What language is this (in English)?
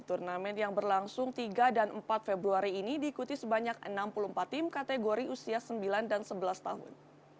Indonesian